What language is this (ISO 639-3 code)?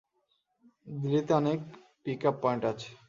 ben